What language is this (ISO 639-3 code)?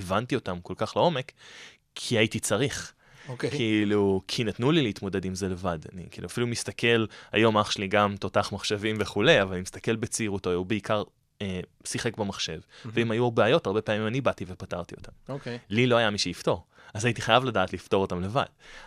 heb